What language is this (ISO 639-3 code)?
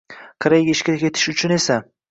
uzb